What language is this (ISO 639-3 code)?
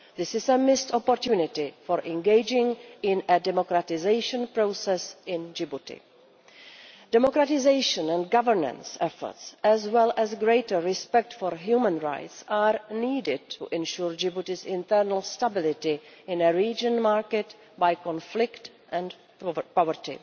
eng